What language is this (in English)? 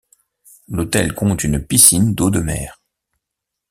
French